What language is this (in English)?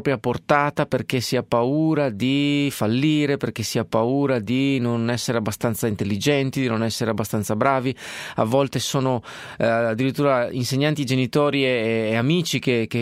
Italian